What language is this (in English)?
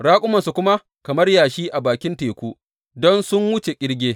Hausa